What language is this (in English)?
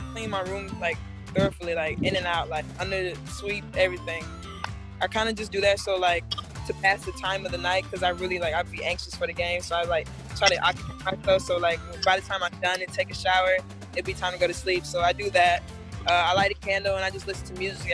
English